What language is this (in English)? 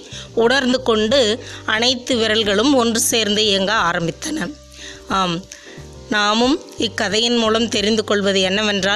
Tamil